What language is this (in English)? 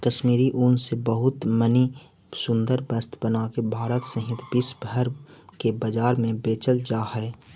Magahi